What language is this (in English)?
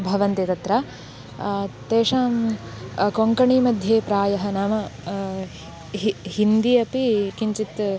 Sanskrit